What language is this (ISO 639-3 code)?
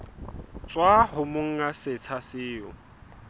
sot